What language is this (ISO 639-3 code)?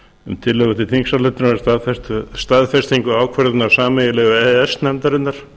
isl